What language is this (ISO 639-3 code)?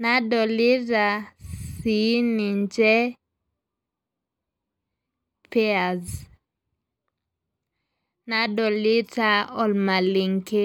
mas